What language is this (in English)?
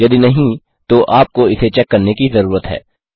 Hindi